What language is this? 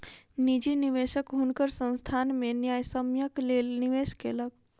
Maithili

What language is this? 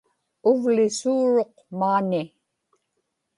Inupiaq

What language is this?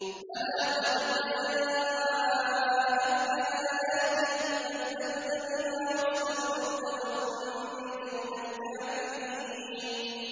Arabic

